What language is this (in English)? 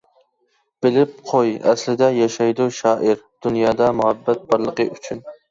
Uyghur